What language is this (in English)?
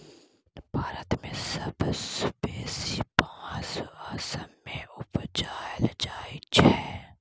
Maithili